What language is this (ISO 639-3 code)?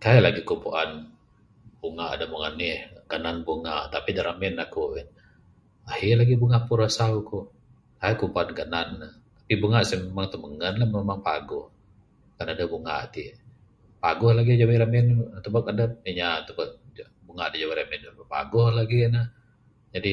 sdo